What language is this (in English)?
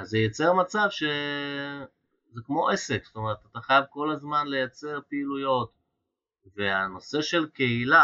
Hebrew